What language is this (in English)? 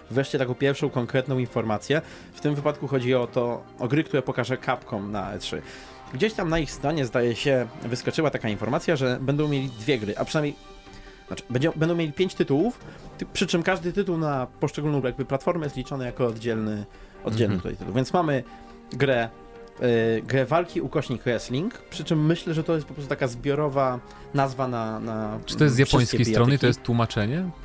Polish